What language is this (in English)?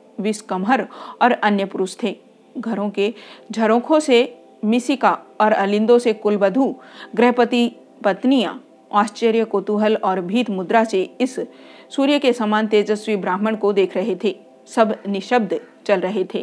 Hindi